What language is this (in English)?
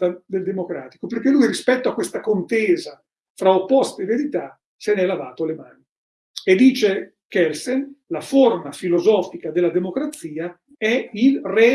Italian